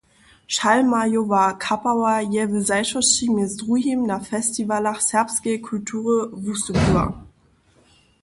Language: Upper Sorbian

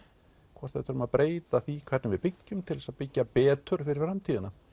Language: Icelandic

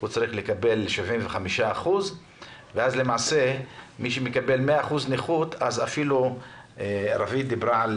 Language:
Hebrew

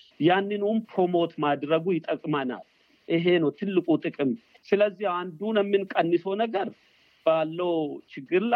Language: Amharic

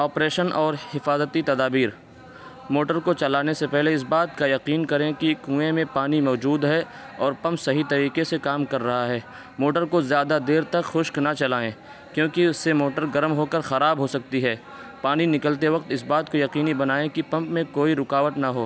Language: Urdu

